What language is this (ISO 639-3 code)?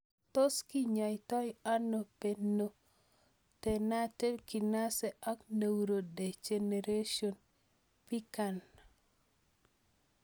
kln